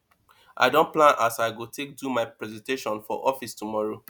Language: Nigerian Pidgin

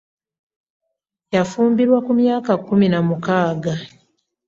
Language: Ganda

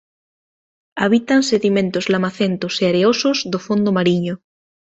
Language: Galician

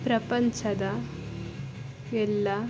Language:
Kannada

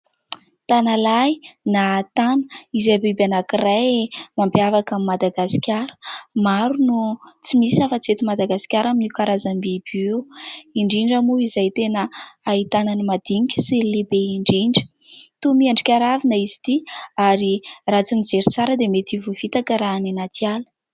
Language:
Malagasy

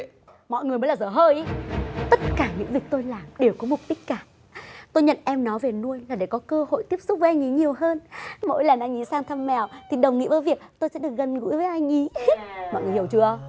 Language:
Vietnamese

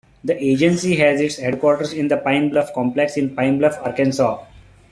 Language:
English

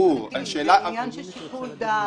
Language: Hebrew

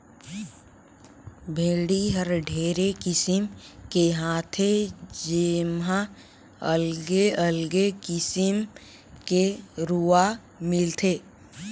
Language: Chhattisgarhi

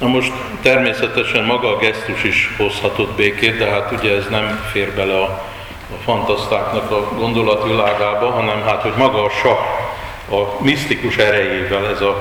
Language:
Hungarian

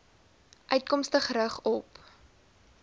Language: Afrikaans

